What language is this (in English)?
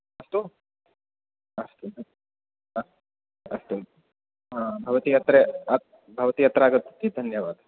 Sanskrit